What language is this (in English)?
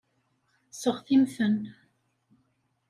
Kabyle